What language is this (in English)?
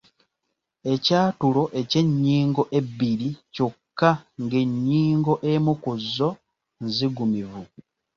Ganda